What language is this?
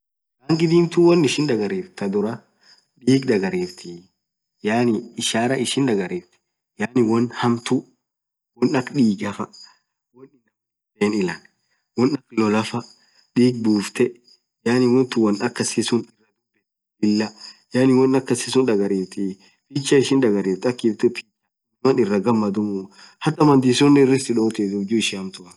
Orma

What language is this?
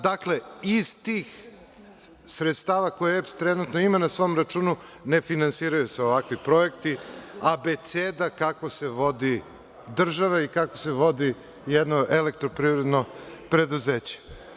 Serbian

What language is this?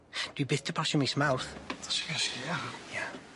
Welsh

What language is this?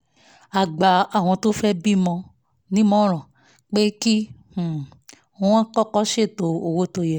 Yoruba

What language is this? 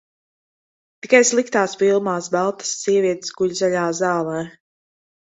Latvian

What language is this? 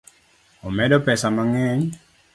Luo (Kenya and Tanzania)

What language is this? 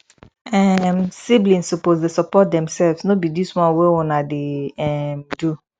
Nigerian Pidgin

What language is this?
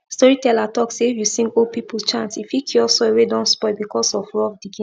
Nigerian Pidgin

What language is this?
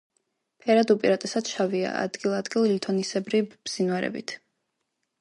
Georgian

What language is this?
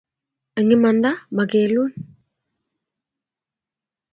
Kalenjin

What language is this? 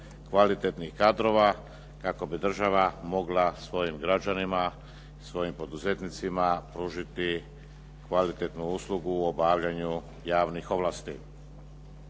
Croatian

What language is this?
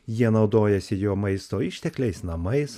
Lithuanian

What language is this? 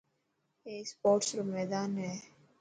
Dhatki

